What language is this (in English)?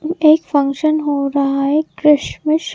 Hindi